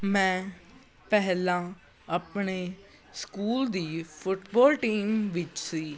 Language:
Punjabi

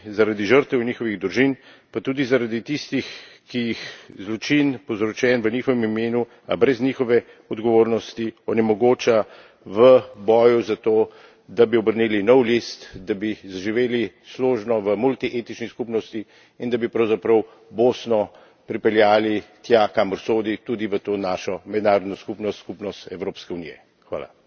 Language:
Slovenian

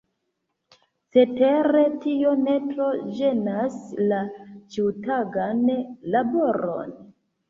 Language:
Esperanto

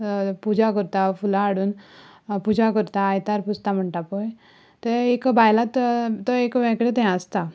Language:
Konkani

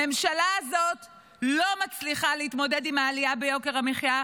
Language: Hebrew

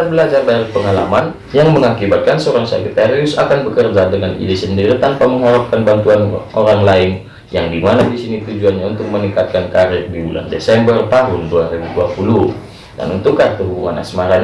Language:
Indonesian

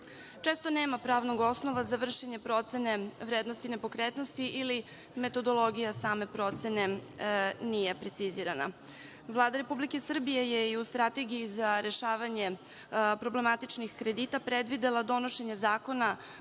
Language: Serbian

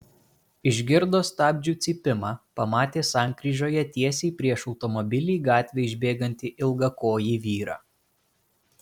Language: Lithuanian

